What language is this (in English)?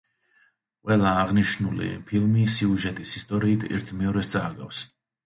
Georgian